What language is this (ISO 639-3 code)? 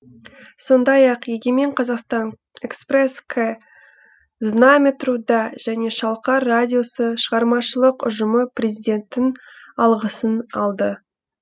kaz